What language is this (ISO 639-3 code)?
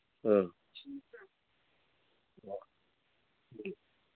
mni